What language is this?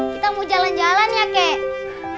Indonesian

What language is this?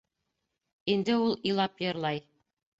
Bashkir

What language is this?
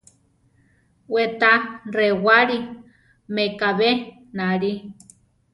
Central Tarahumara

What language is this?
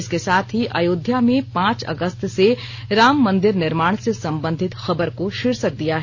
Hindi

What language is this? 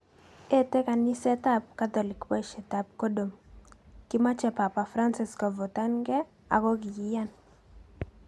Kalenjin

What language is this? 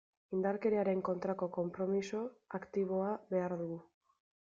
Basque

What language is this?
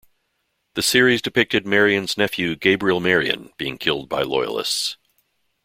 English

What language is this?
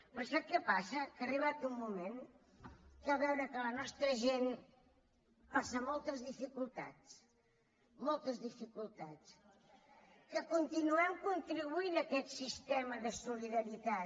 Catalan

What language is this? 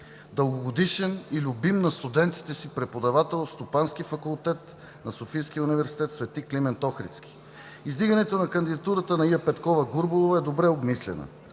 Bulgarian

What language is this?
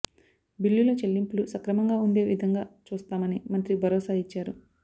Telugu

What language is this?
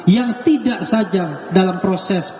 Indonesian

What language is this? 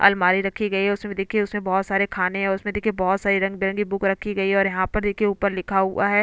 Hindi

